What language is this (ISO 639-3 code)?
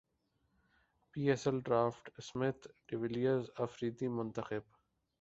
urd